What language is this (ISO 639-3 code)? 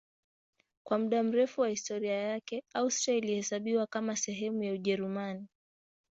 swa